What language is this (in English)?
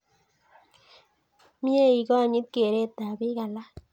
Kalenjin